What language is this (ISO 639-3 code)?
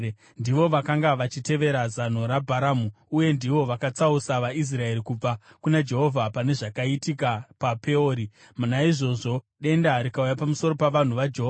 sna